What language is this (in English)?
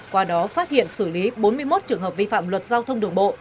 Vietnamese